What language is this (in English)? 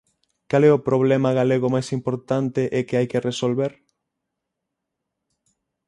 Galician